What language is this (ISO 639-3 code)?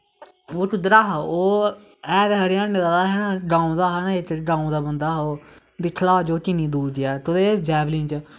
doi